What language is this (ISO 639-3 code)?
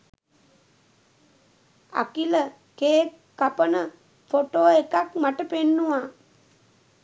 sin